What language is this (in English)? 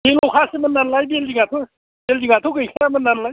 Bodo